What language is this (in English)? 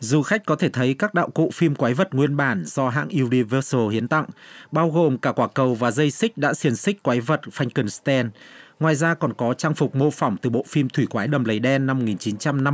Vietnamese